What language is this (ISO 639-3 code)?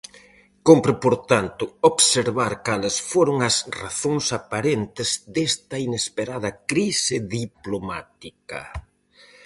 glg